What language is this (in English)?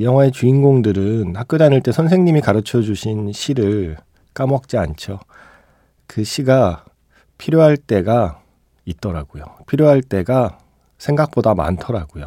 Korean